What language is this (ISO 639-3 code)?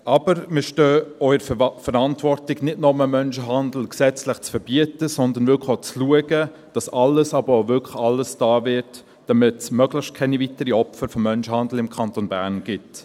gsw